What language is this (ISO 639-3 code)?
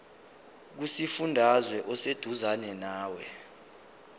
zul